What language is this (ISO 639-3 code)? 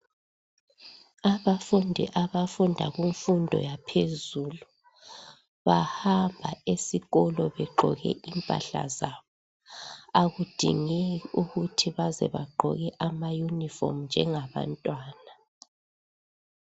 nde